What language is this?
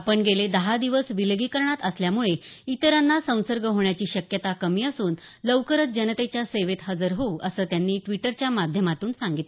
Marathi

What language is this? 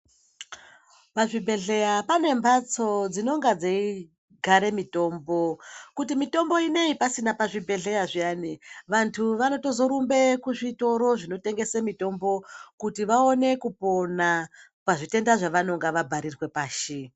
Ndau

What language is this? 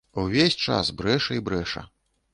Belarusian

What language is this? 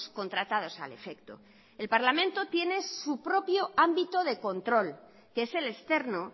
Spanish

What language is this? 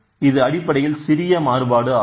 Tamil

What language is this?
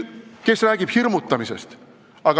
Estonian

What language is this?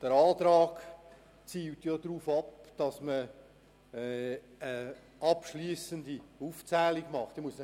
Swiss German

